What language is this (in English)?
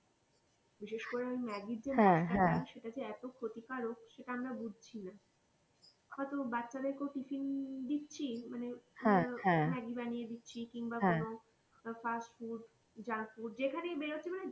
Bangla